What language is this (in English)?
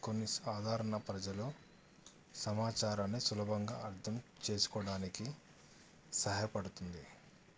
Telugu